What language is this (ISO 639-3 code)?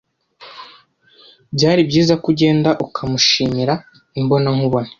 kin